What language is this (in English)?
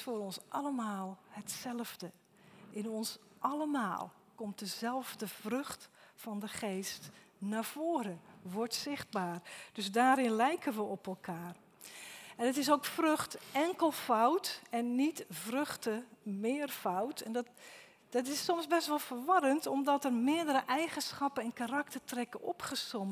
Dutch